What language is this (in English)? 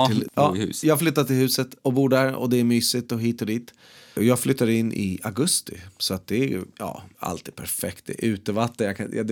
Swedish